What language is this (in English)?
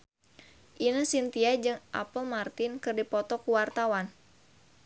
Sundanese